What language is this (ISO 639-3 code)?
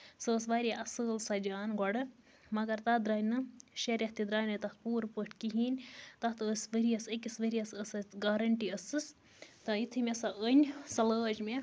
kas